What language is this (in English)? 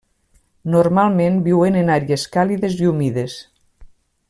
Catalan